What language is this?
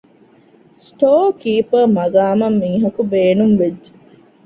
Divehi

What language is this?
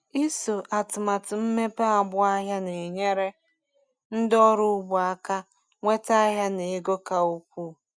Igbo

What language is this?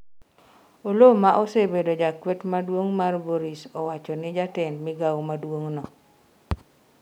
Luo (Kenya and Tanzania)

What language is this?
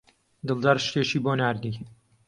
Central Kurdish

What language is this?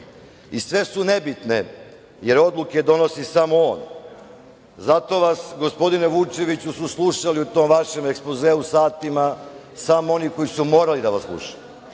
Serbian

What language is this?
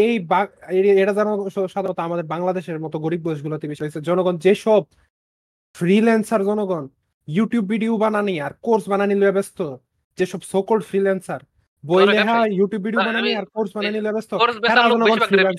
Bangla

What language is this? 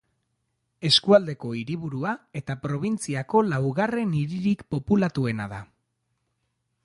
Basque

